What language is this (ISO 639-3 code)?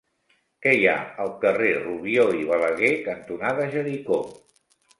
cat